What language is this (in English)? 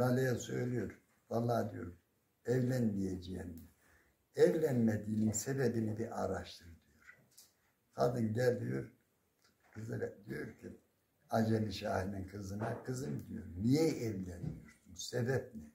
Turkish